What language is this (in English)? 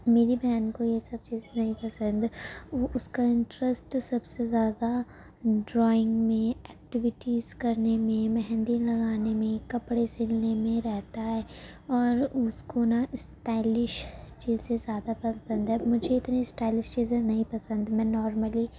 Urdu